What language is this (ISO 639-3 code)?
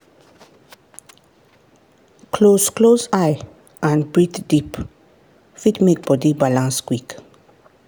pcm